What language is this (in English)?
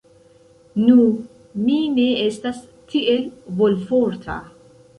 Esperanto